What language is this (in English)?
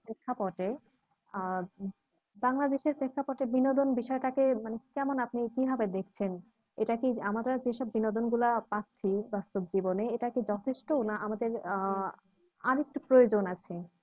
Bangla